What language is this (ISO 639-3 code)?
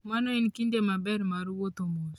luo